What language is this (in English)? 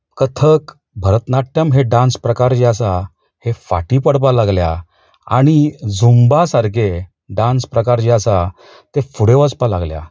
Konkani